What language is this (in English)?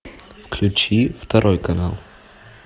Russian